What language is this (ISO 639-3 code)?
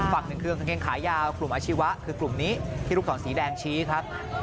tha